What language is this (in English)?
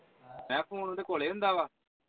Punjabi